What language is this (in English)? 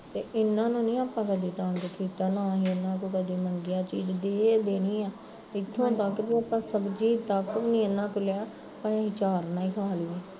Punjabi